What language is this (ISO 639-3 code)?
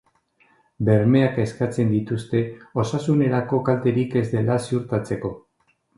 eus